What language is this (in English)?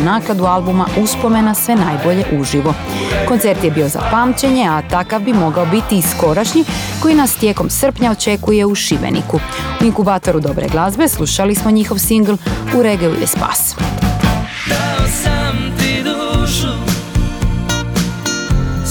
Croatian